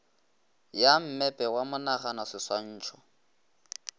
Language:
Northern Sotho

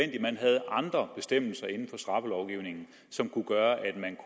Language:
Danish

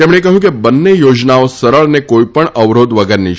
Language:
Gujarati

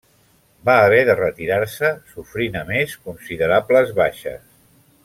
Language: Catalan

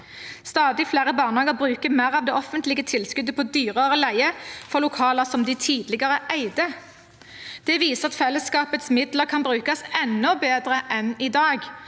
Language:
Norwegian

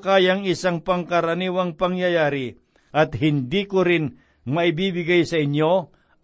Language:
Filipino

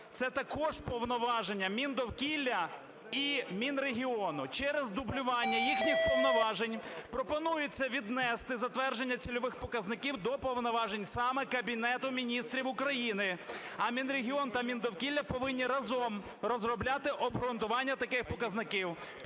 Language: Ukrainian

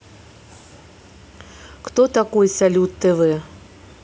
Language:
Russian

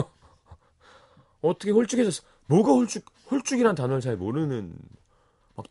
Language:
Korean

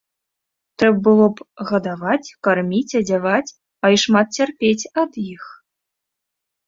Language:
Belarusian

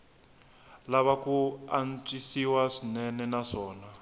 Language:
Tsonga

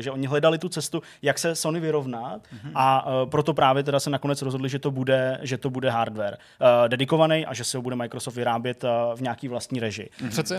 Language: Czech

